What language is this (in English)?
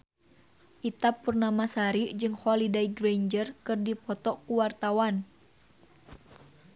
Sundanese